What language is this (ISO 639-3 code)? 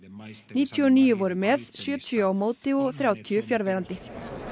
isl